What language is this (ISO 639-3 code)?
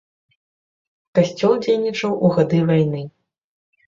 bel